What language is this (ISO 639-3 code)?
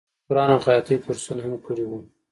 pus